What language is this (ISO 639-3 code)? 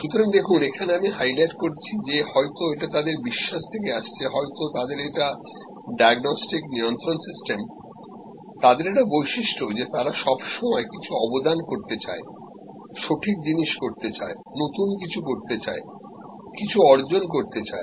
ben